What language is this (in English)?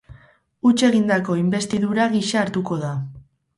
Basque